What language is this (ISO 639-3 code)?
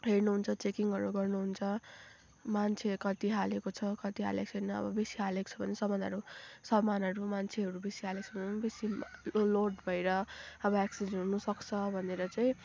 nep